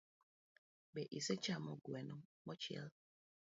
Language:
Luo (Kenya and Tanzania)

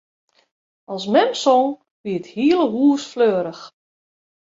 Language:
Western Frisian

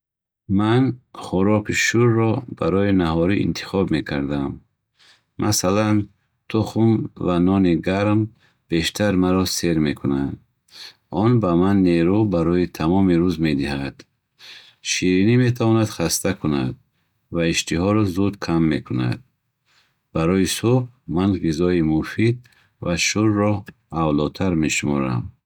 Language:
Bukharic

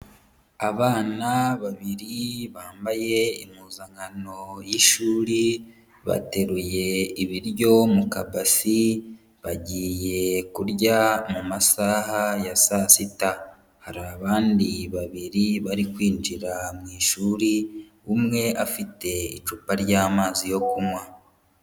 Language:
Kinyarwanda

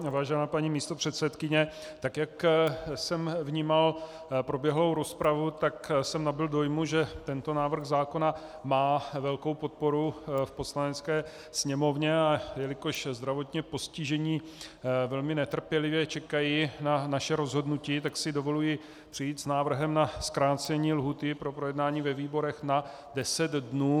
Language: Czech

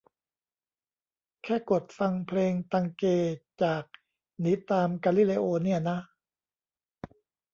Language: Thai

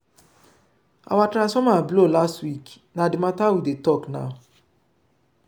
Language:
Nigerian Pidgin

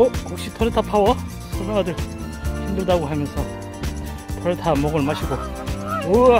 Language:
Korean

